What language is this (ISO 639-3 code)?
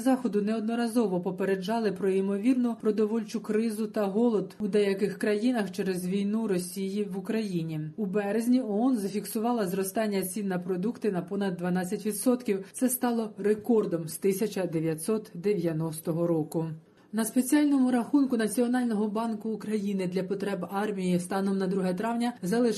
ukr